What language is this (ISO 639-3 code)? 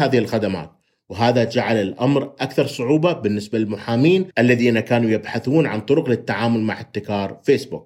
ara